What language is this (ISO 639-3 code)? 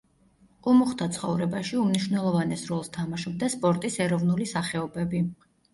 kat